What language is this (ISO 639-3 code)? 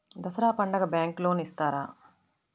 tel